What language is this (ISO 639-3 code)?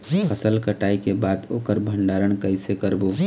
hne